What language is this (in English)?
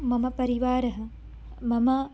Sanskrit